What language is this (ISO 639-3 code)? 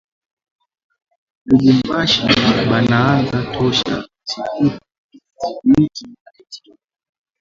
swa